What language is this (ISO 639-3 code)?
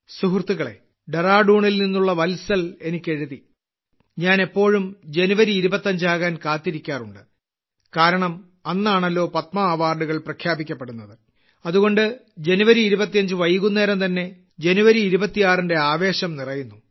mal